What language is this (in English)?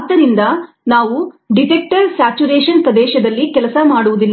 Kannada